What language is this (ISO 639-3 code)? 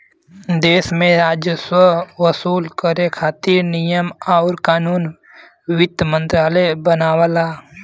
bho